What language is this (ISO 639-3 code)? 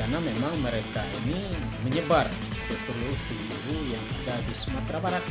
ind